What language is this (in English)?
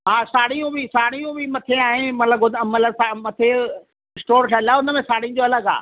Sindhi